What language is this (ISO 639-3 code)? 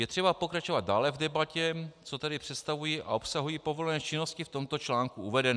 ces